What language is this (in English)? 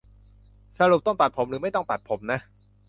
Thai